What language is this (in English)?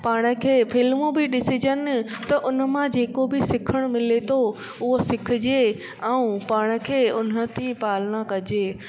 Sindhi